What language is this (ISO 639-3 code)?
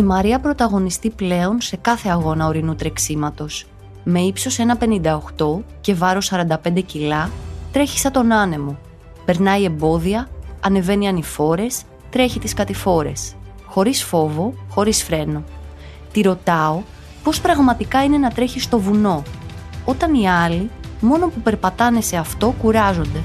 ell